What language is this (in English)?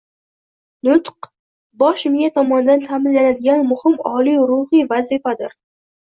Uzbek